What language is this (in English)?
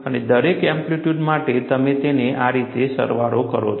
Gujarati